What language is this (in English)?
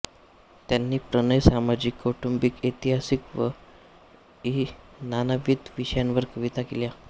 Marathi